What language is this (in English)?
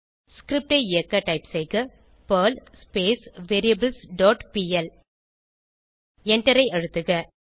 Tamil